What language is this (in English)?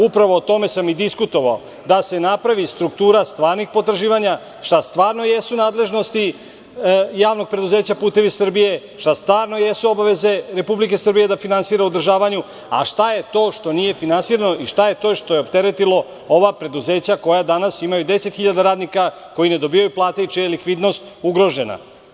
Serbian